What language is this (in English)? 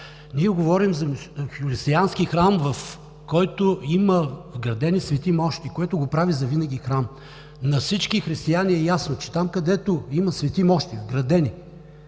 Bulgarian